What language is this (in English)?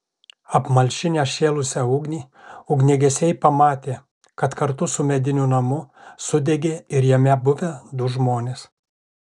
Lithuanian